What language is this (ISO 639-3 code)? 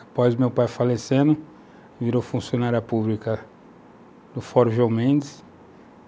por